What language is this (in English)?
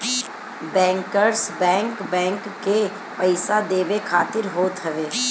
Bhojpuri